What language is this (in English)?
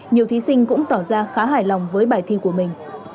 Vietnamese